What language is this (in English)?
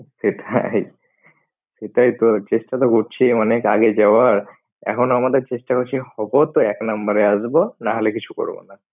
Bangla